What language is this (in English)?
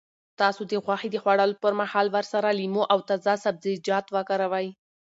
Pashto